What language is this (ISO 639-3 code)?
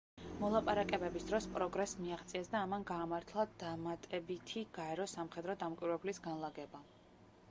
kat